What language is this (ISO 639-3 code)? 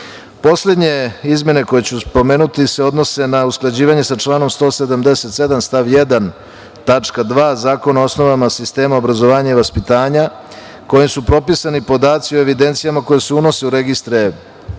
srp